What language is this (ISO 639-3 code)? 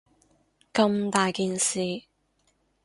yue